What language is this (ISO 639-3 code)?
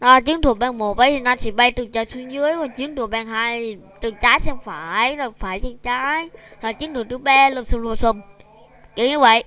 vie